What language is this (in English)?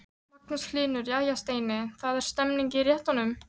Icelandic